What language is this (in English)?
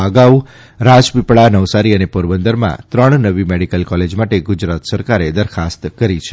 Gujarati